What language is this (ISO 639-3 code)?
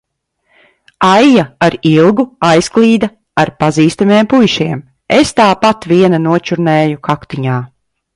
lav